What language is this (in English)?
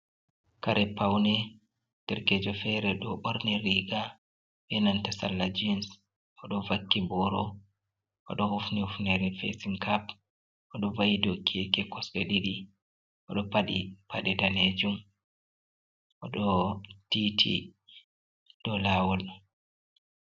Fula